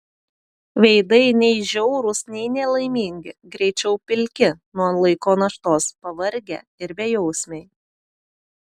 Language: Lithuanian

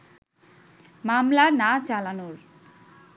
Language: Bangla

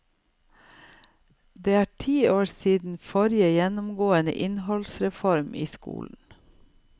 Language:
Norwegian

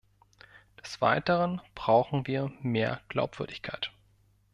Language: German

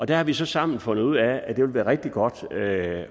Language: Danish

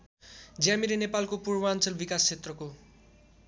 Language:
Nepali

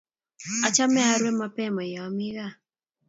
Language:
Kalenjin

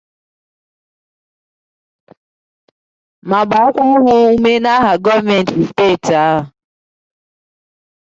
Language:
Igbo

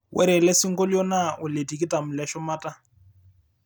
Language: Masai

